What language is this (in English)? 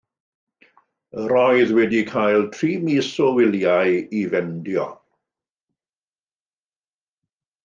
Welsh